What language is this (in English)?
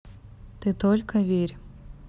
Russian